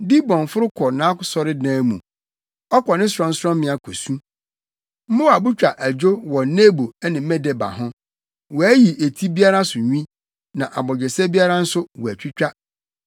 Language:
Akan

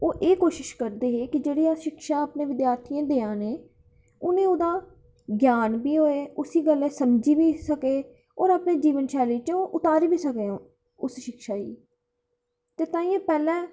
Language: Dogri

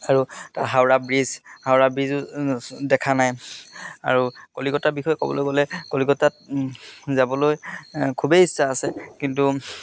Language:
Assamese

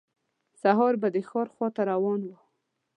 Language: Pashto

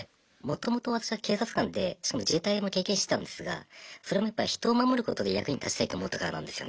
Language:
Japanese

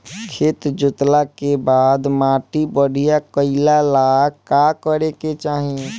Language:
Bhojpuri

